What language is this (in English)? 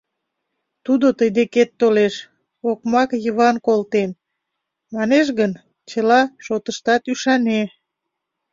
Mari